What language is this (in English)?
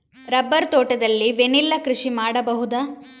Kannada